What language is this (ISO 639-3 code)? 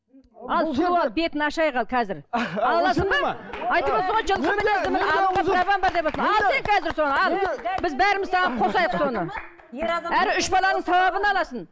kaz